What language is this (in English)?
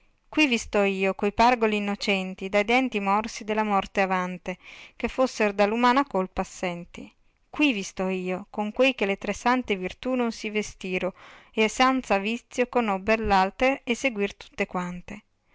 Italian